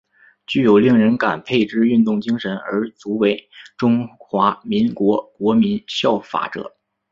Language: Chinese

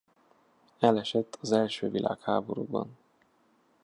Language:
Hungarian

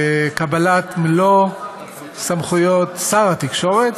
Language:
Hebrew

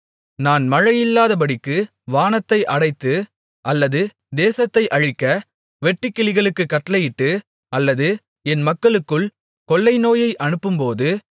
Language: Tamil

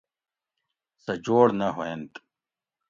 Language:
Gawri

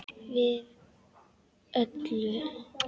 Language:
Icelandic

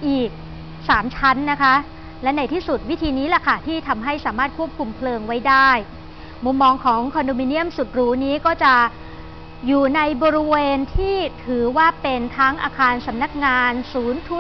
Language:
Thai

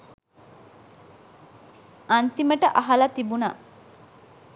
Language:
Sinhala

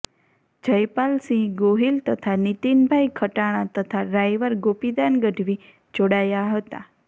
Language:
Gujarati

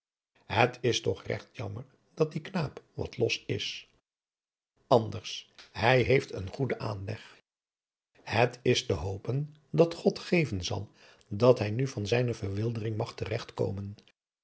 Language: Dutch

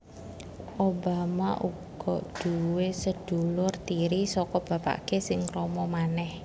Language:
Javanese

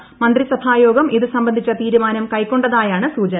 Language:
Malayalam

